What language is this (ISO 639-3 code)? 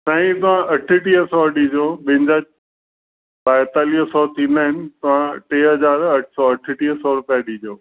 snd